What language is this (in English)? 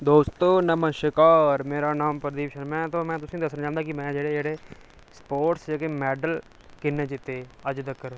Dogri